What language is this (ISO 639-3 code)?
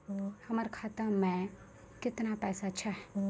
mai